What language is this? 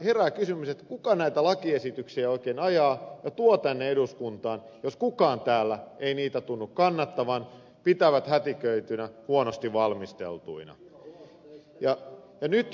Finnish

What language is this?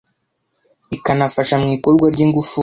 Kinyarwanda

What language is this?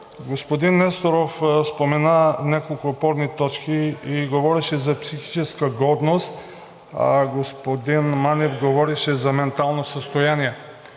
Bulgarian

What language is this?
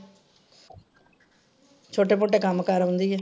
Punjabi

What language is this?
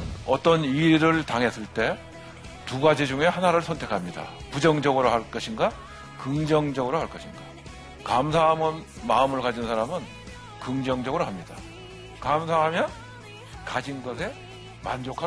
Korean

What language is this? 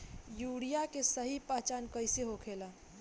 Bhojpuri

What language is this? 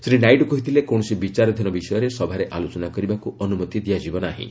Odia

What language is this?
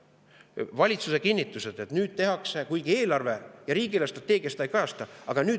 Estonian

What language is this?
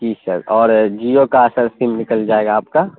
Urdu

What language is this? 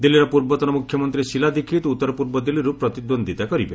Odia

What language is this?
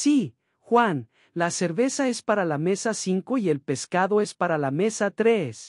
Spanish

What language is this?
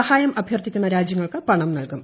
Malayalam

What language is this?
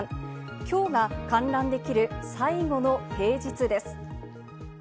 Japanese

